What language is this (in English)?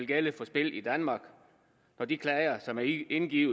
Danish